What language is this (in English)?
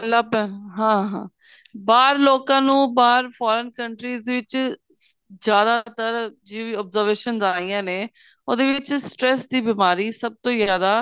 Punjabi